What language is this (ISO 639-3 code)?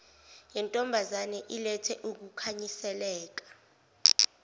zul